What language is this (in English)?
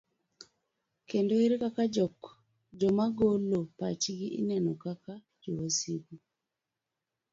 Luo (Kenya and Tanzania)